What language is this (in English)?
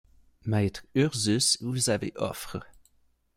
French